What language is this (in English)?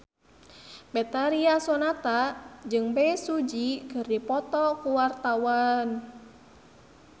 Sundanese